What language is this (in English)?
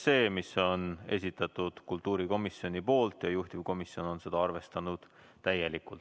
Estonian